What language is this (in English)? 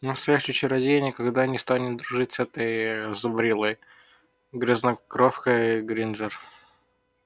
Russian